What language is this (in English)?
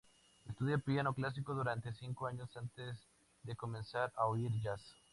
Spanish